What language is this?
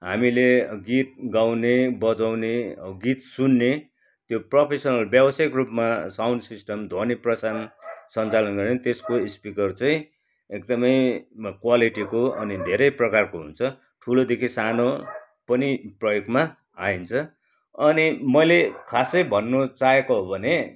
Nepali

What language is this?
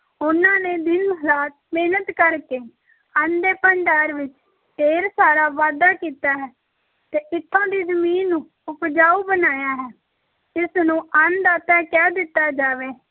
Punjabi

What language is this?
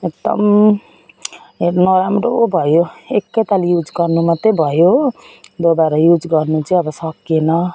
Nepali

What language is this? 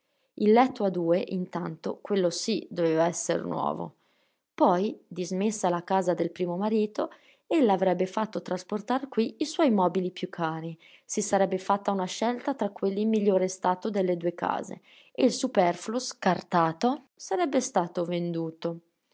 Italian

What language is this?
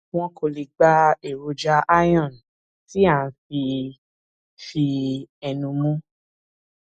Yoruba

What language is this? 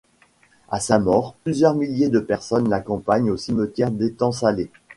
French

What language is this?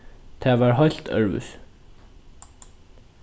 Faroese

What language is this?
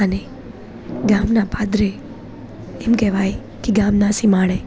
Gujarati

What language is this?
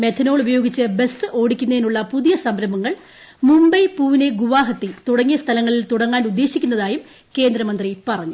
Malayalam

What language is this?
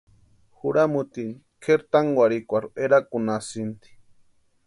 Western Highland Purepecha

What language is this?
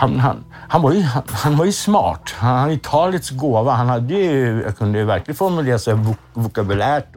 Swedish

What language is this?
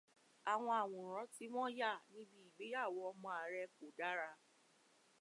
Yoruba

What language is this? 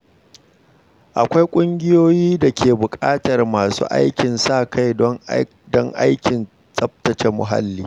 Hausa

